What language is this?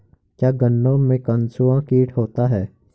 Hindi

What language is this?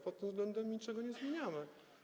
Polish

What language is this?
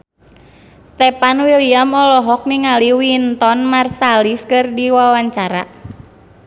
Sundanese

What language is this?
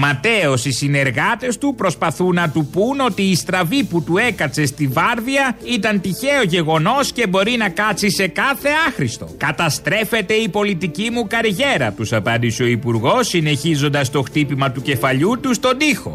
Greek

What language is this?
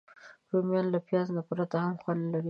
Pashto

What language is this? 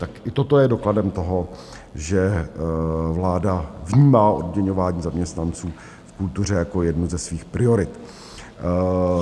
Czech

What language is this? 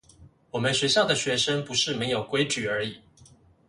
Chinese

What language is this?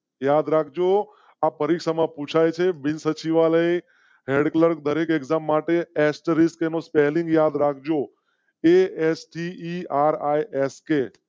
Gujarati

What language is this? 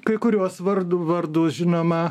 Lithuanian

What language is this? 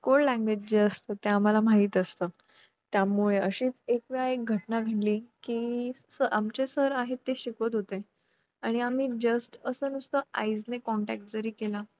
Marathi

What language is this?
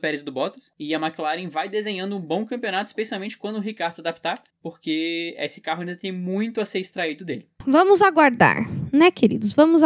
Portuguese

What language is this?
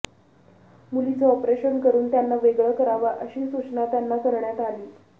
Marathi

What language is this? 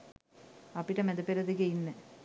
Sinhala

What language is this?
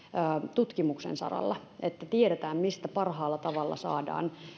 Finnish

